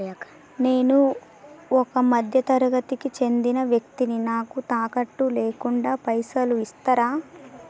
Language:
Telugu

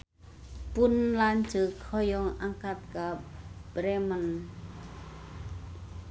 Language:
Sundanese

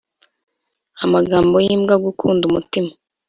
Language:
Kinyarwanda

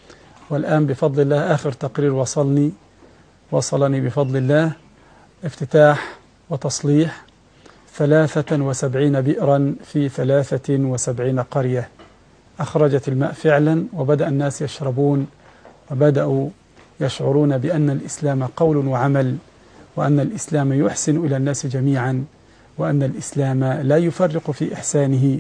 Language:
Arabic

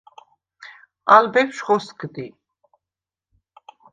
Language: Svan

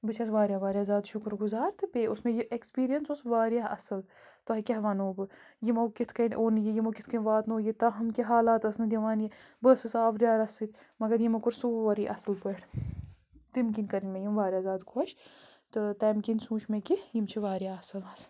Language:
Kashmiri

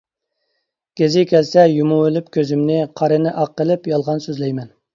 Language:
Uyghur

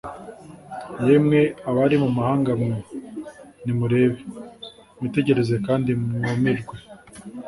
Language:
Kinyarwanda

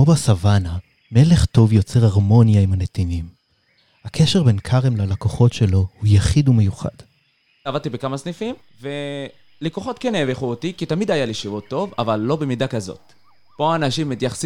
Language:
Hebrew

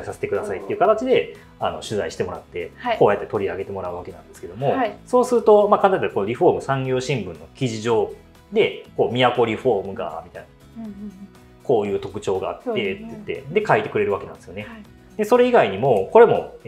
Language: Japanese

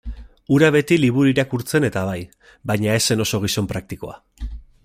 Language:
Basque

